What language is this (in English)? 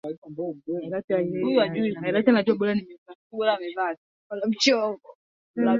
Swahili